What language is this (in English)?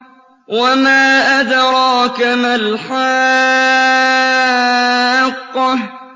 Arabic